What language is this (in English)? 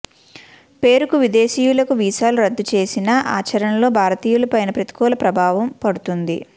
Telugu